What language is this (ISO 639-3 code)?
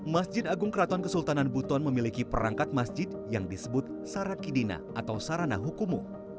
ind